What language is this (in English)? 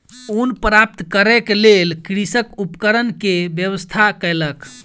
Maithili